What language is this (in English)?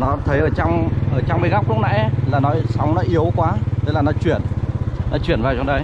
Vietnamese